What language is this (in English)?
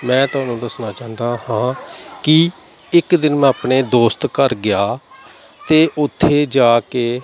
Punjabi